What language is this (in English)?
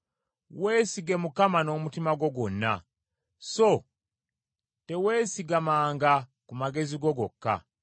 Ganda